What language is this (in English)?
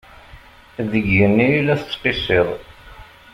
Kabyle